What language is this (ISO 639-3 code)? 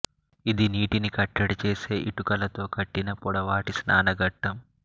tel